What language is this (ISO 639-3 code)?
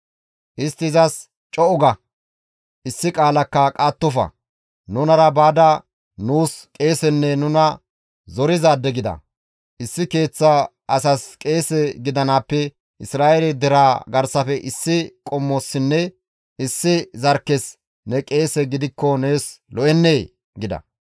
gmv